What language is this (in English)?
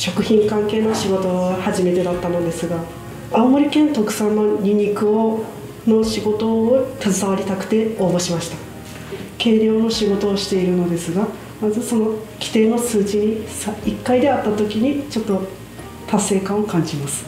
Japanese